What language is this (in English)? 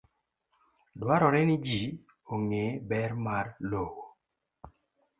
Luo (Kenya and Tanzania)